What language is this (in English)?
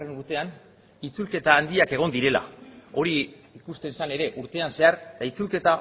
Basque